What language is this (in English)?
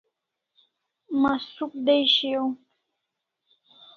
Kalasha